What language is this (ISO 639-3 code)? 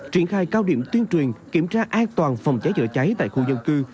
vie